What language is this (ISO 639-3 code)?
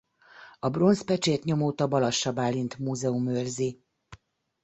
hun